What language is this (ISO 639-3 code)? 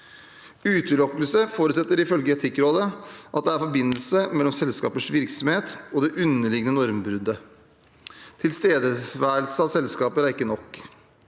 nor